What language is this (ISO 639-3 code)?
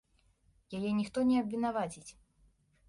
bel